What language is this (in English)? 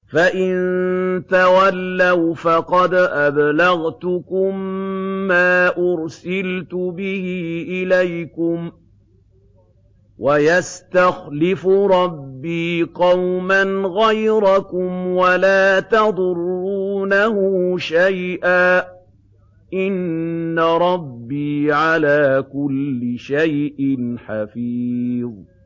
Arabic